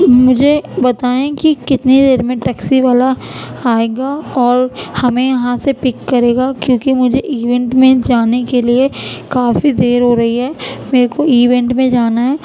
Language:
Urdu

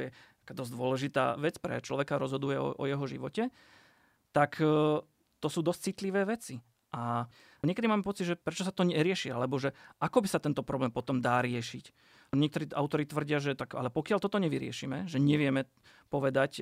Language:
Slovak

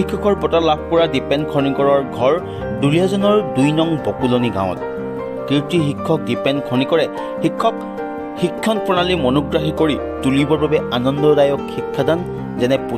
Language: Bangla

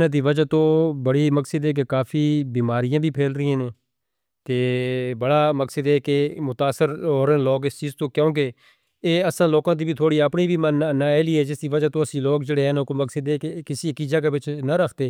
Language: Northern Hindko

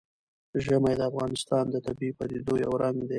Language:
Pashto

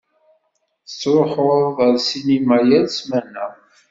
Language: Kabyle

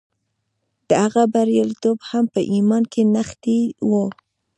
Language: Pashto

